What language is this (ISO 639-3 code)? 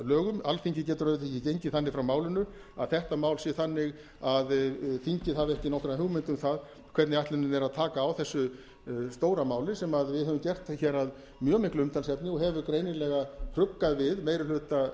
isl